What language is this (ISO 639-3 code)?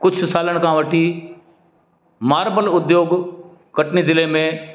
snd